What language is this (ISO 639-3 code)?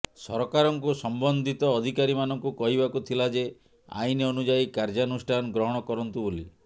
ori